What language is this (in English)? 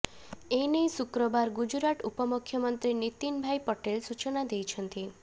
Odia